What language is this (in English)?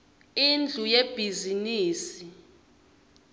Swati